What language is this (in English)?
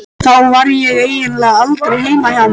Icelandic